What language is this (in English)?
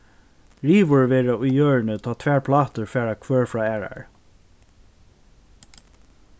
Faroese